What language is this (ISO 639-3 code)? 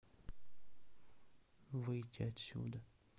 rus